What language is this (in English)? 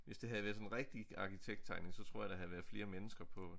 Danish